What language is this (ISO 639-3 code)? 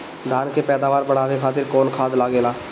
bho